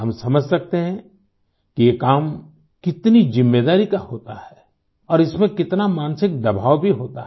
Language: Hindi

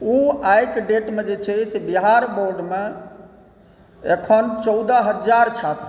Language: Maithili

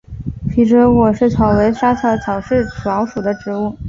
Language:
Chinese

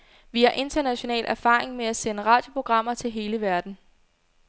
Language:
Danish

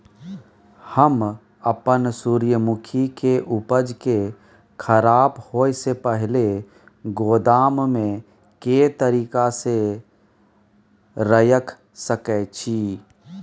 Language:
Maithili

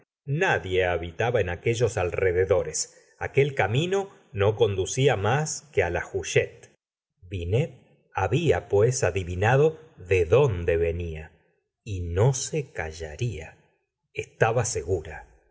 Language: Spanish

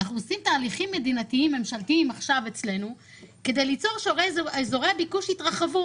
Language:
Hebrew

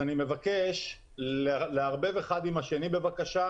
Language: Hebrew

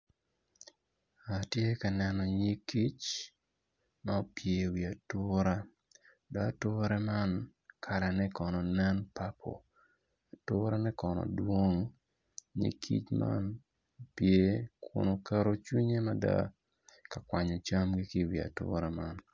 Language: Acoli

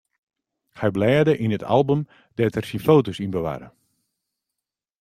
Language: Western Frisian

